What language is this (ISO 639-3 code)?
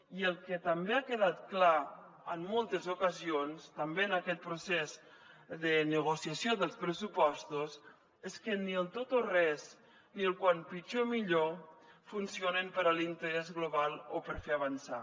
cat